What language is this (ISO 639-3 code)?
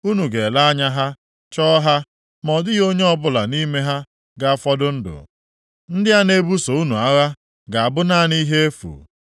ibo